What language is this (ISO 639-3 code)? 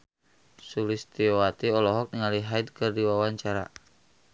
sun